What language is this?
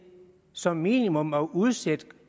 Danish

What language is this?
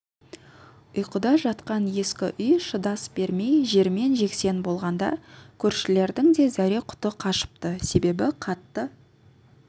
Kazakh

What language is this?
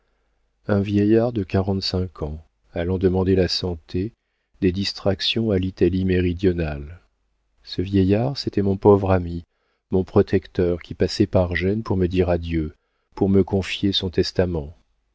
French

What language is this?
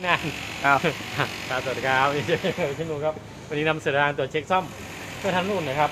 Thai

